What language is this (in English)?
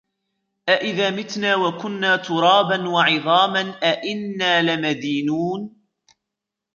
Arabic